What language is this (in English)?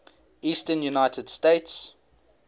English